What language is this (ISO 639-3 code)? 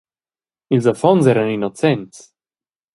roh